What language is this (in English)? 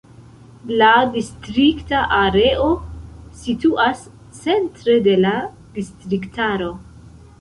Esperanto